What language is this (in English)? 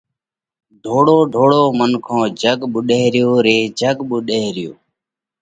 Parkari Koli